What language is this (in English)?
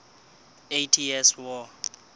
Southern Sotho